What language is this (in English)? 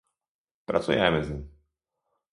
Polish